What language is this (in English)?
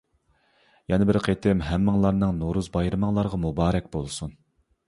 Uyghur